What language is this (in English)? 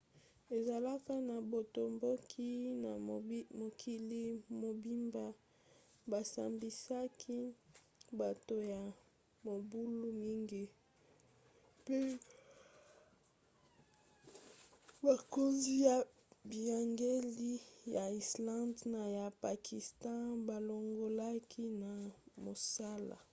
Lingala